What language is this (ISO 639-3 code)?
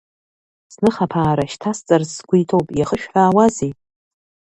abk